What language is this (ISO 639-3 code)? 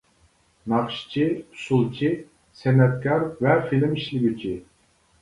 uig